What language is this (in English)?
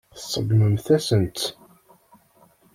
Kabyle